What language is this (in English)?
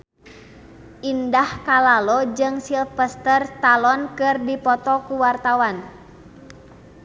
Sundanese